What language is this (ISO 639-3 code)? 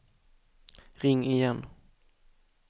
swe